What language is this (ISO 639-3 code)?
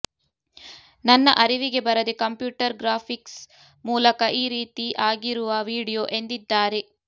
kan